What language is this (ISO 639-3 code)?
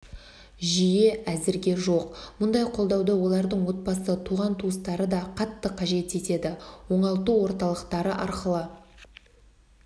kaz